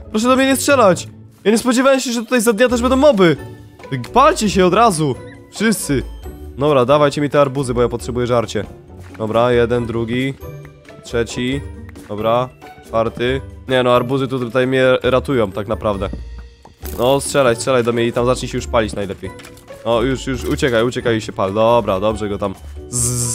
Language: Polish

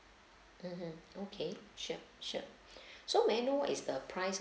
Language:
English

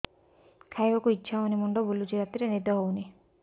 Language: Odia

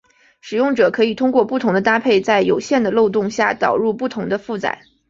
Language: Chinese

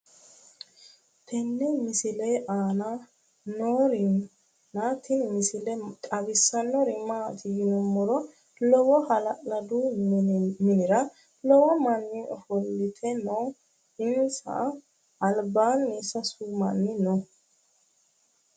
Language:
Sidamo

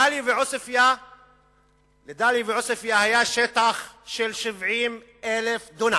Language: Hebrew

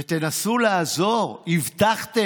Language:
Hebrew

